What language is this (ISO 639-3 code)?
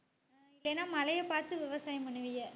tam